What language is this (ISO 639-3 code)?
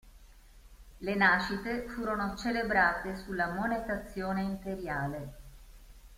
ita